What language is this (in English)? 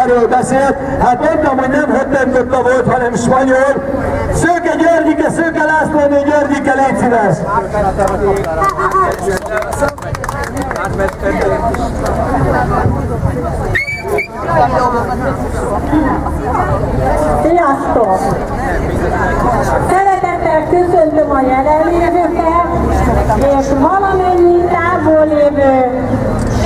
Hungarian